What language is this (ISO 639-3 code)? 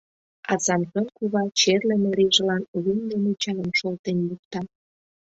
chm